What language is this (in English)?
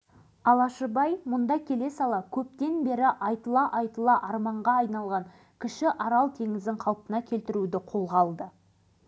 Kazakh